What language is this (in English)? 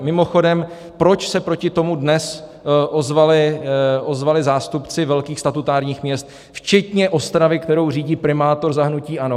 Czech